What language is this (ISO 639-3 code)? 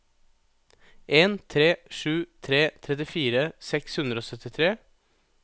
nor